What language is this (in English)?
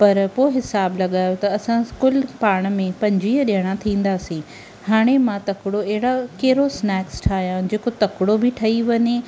Sindhi